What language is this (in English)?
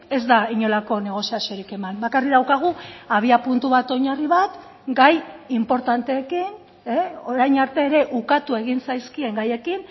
Basque